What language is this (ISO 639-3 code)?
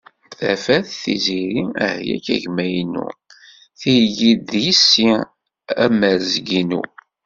kab